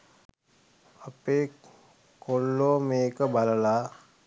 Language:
Sinhala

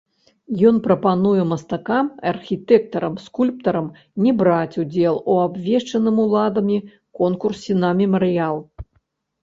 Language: Belarusian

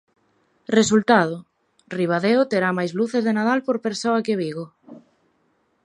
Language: Galician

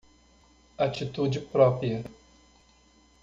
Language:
Portuguese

